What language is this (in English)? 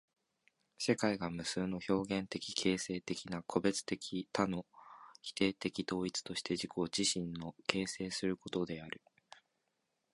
Japanese